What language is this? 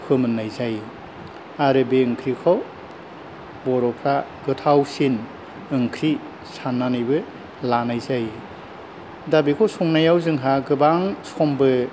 Bodo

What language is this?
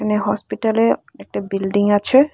Bangla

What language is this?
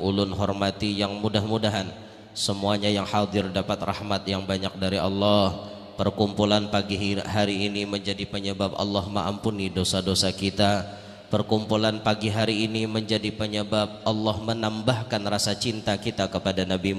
Indonesian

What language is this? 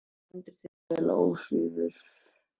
Icelandic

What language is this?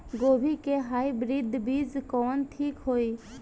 Bhojpuri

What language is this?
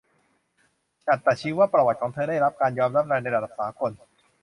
Thai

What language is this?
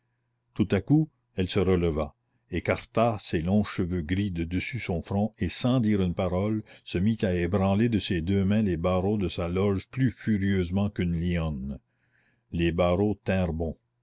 French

